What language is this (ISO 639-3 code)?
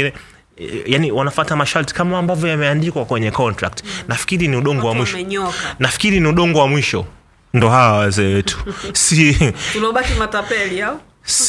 swa